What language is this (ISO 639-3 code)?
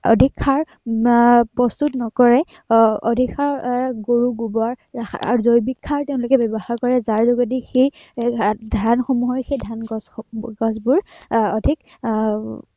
asm